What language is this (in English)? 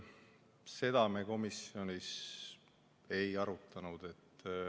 Estonian